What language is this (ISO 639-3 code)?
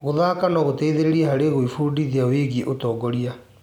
kik